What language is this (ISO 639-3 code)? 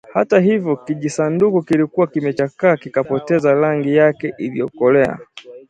swa